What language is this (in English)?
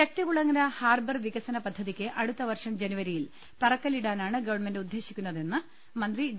Malayalam